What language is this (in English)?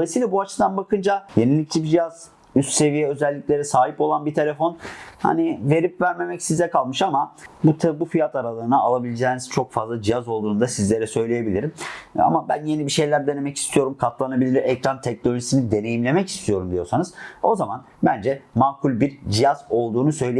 Turkish